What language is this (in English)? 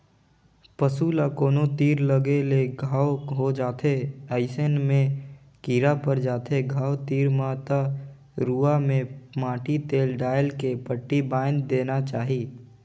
Chhattisgarhi